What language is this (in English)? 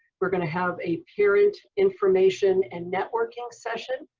English